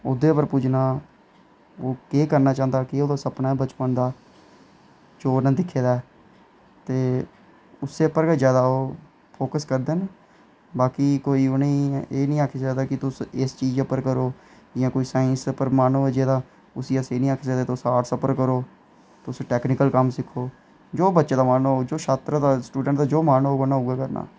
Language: Dogri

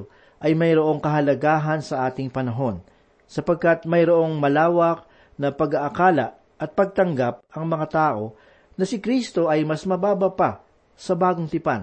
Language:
Filipino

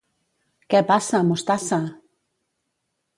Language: Catalan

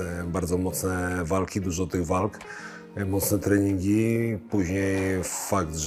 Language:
Polish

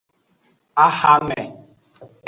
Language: Aja (Benin)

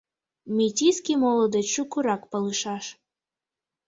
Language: Mari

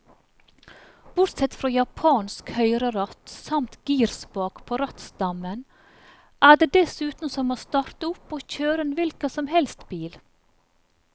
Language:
Norwegian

